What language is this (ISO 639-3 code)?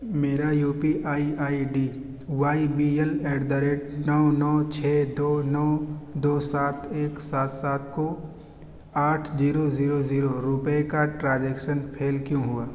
urd